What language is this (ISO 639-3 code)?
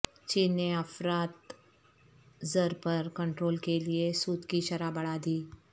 urd